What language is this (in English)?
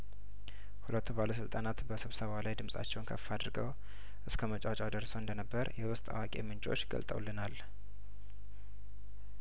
Amharic